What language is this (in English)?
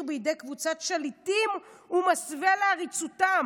Hebrew